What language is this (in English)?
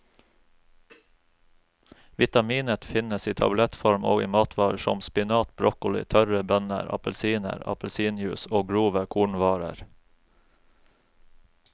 Norwegian